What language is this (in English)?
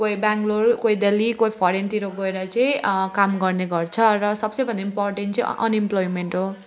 Nepali